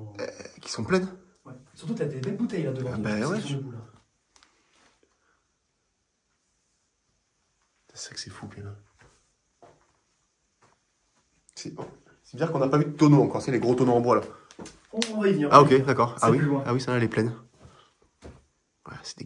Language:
French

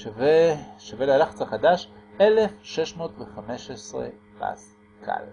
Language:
Hebrew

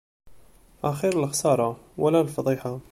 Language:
Kabyle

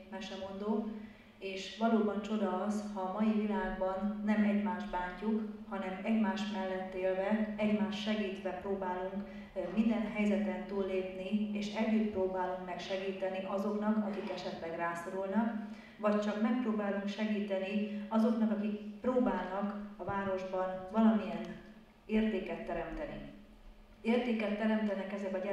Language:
Hungarian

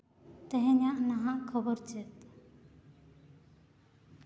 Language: Santali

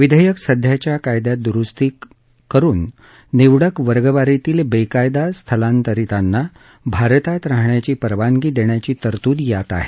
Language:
Marathi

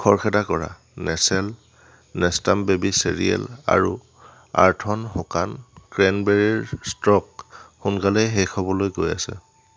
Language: Assamese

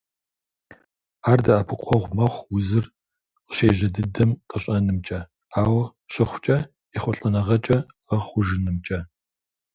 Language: Kabardian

